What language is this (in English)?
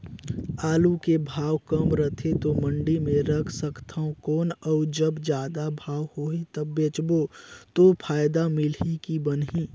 Chhattisgarhi